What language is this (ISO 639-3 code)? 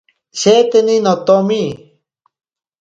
prq